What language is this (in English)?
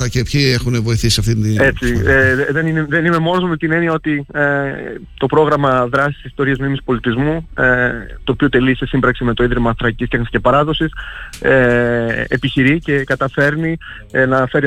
Greek